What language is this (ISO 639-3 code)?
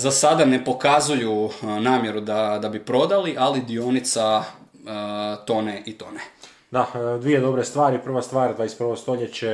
hrv